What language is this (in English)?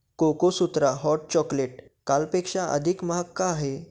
Marathi